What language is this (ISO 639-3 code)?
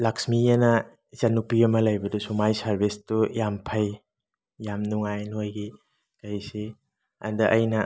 mni